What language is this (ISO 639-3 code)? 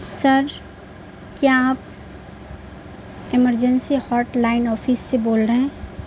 urd